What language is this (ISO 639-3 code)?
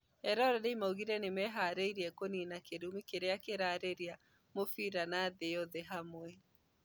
kik